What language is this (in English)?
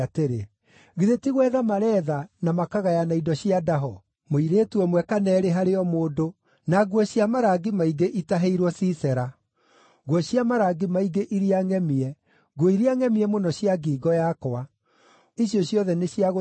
Kikuyu